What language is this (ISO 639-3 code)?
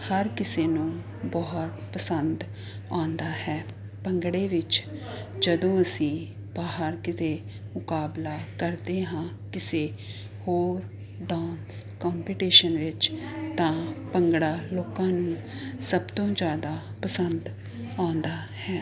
pan